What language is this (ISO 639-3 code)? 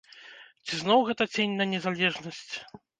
bel